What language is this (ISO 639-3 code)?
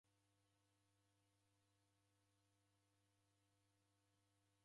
dav